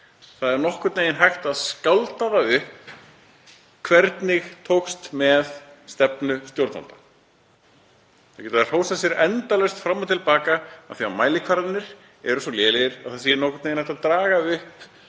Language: Icelandic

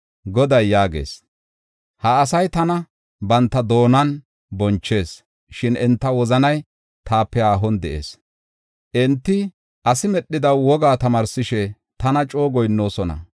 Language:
Gofa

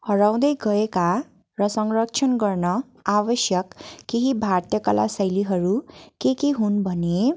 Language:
Nepali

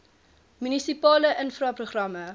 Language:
Afrikaans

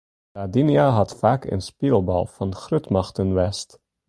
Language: Western Frisian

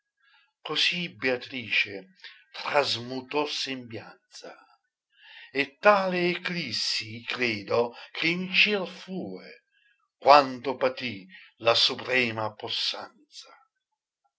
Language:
Italian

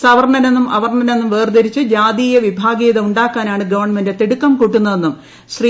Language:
Malayalam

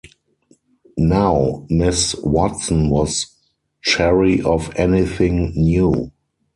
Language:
English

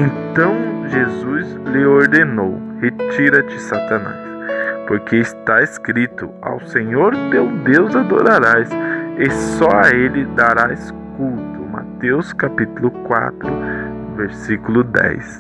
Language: Portuguese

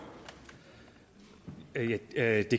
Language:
Danish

